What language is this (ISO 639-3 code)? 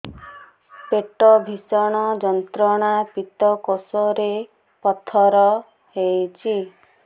ori